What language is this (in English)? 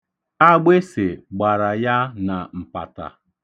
Igbo